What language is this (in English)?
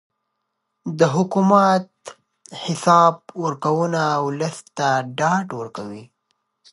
Pashto